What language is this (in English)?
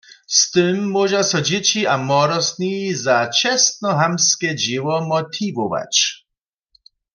Upper Sorbian